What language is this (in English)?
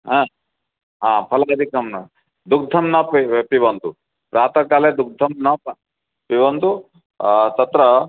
Sanskrit